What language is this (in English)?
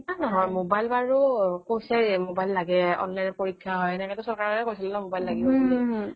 Assamese